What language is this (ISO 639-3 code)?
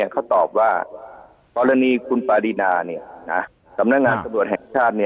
tha